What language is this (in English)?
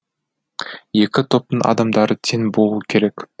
Kazakh